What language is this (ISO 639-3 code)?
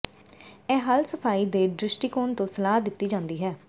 pan